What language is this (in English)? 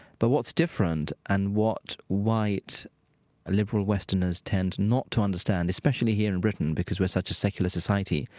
English